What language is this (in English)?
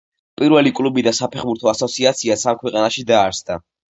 Georgian